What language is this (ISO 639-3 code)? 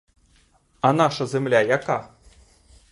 ukr